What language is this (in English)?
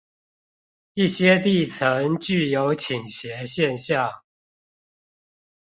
Chinese